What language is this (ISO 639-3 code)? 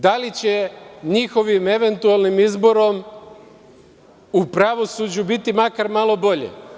srp